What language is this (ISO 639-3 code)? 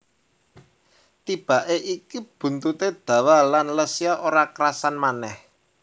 jav